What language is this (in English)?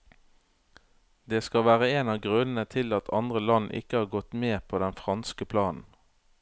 Norwegian